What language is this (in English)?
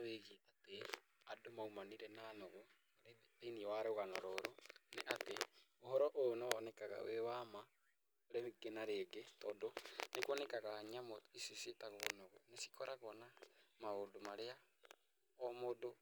Kikuyu